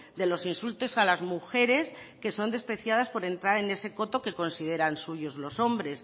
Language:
Spanish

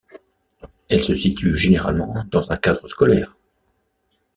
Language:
French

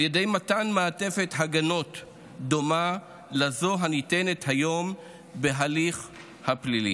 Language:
Hebrew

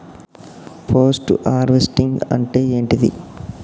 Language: Telugu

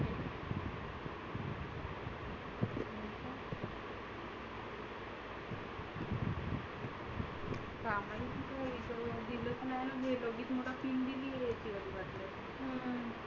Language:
Marathi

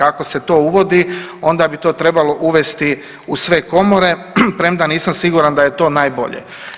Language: Croatian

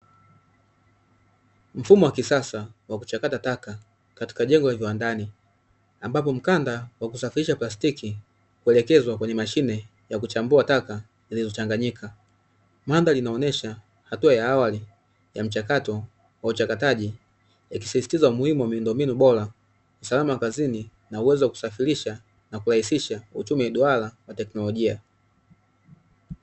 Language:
Swahili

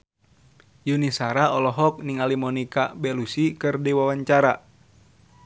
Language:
Sundanese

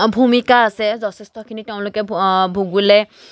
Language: Assamese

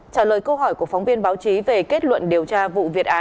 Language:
Vietnamese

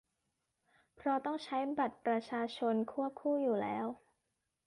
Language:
Thai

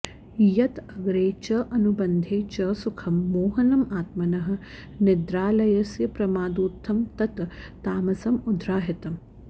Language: Sanskrit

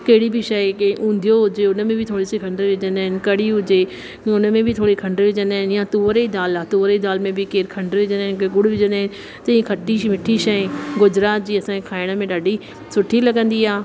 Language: Sindhi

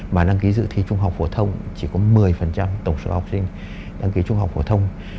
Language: Vietnamese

